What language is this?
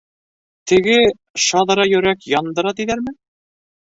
Bashkir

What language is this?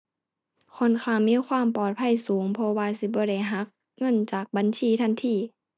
Thai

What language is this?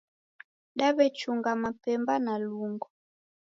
Taita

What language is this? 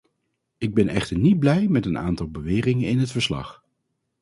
Dutch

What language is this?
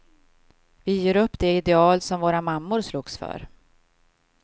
Swedish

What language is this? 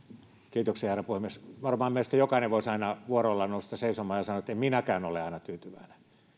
Finnish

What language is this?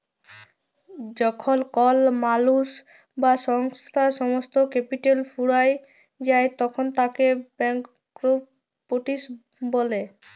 Bangla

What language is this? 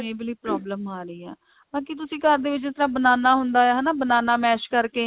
Punjabi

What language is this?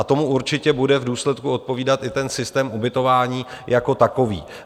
Czech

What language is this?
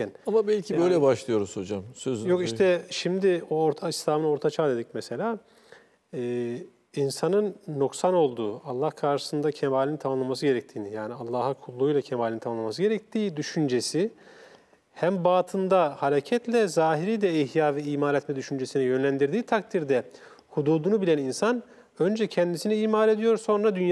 Turkish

